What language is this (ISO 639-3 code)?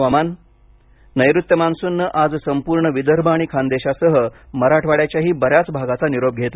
mar